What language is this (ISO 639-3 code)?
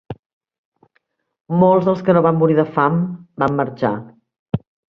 cat